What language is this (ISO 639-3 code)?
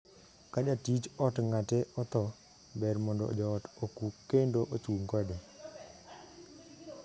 luo